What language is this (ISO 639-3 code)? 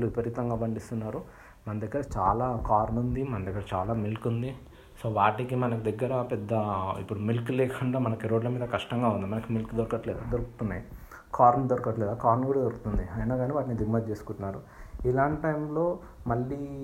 tel